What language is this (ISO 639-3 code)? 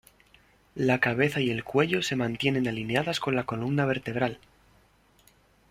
spa